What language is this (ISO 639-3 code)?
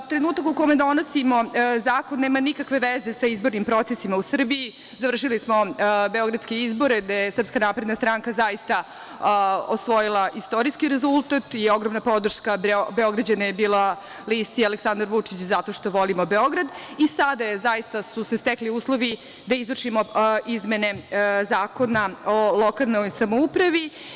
srp